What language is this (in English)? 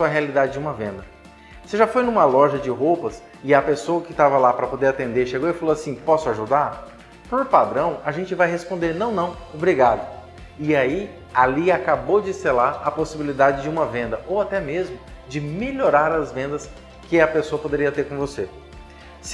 Portuguese